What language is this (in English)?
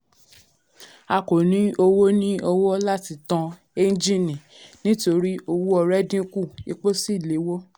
Yoruba